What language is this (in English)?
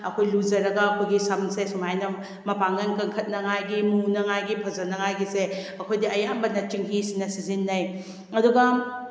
Manipuri